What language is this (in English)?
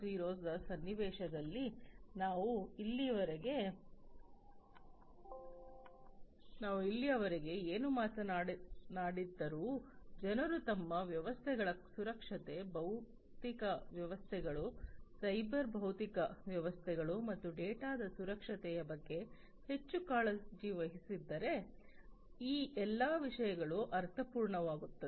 Kannada